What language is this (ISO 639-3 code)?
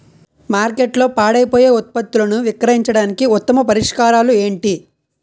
tel